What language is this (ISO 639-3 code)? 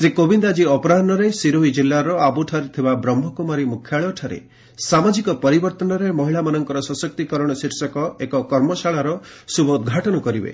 ori